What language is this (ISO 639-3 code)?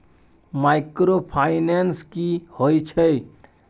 mai